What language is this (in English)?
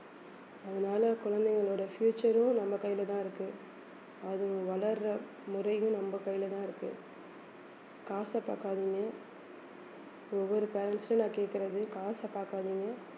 Tamil